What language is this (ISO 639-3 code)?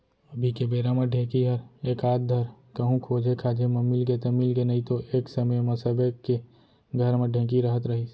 hne